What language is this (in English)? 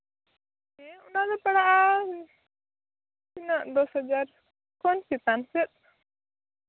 Santali